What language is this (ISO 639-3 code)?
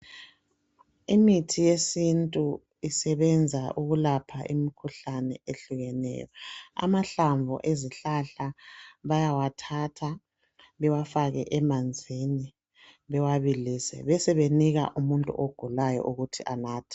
nde